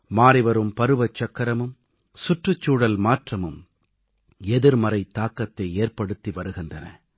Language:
Tamil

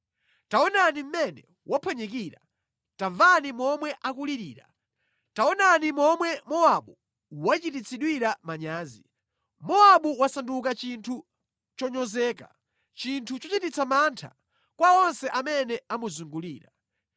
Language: Nyanja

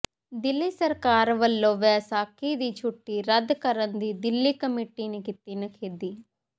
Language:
Punjabi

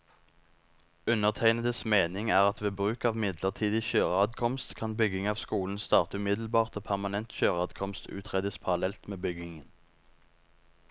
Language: Norwegian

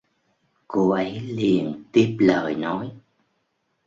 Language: Vietnamese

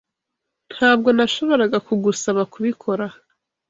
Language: Kinyarwanda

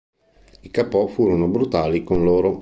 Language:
Italian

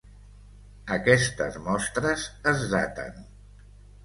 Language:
Catalan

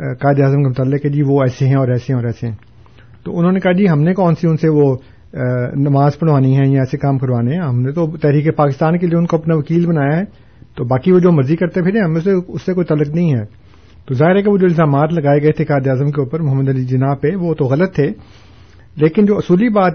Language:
Urdu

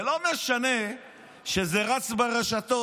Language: Hebrew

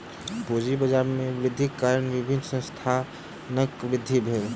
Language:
Maithili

